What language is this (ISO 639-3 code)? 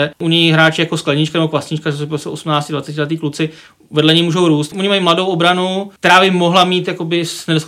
ces